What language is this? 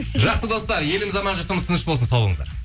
Kazakh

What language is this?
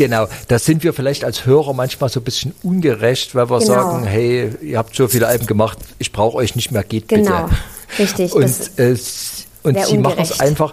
German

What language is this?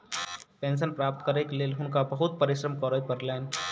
Maithili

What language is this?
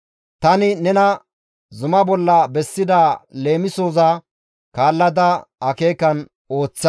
Gamo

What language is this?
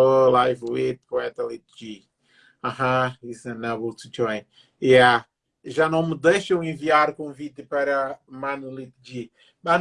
Portuguese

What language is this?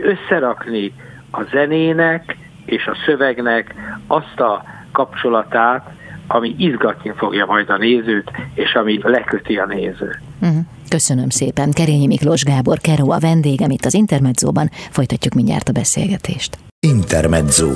Hungarian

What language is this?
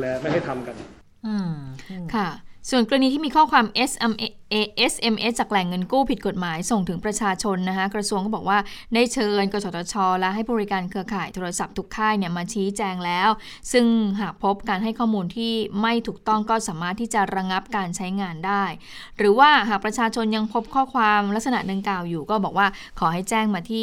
Thai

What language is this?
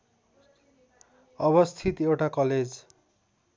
Nepali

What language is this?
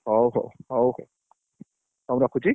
Odia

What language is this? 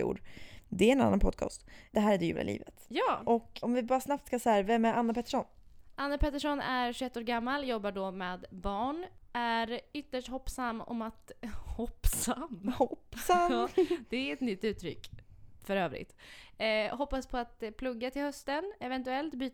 Swedish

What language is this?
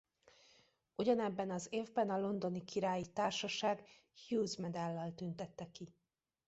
Hungarian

